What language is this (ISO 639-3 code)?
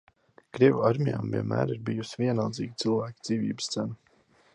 lav